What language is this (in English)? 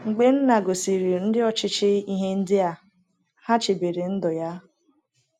Igbo